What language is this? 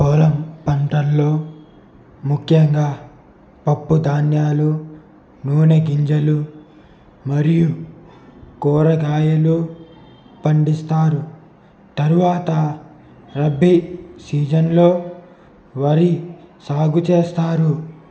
Telugu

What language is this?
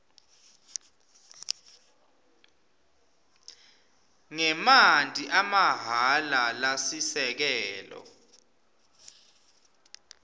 Swati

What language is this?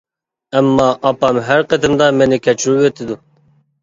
Uyghur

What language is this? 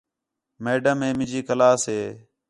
Khetrani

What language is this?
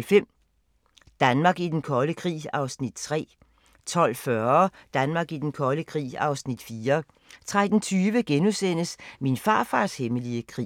Danish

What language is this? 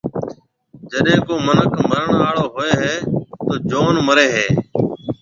Marwari (Pakistan)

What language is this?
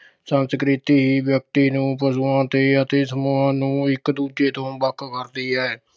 Punjabi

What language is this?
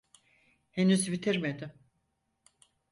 Turkish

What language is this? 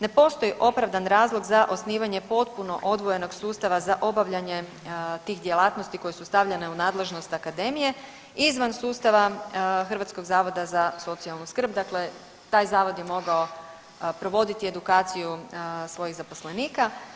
Croatian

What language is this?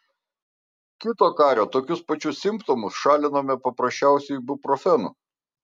Lithuanian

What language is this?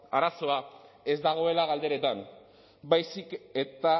Basque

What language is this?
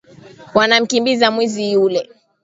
Swahili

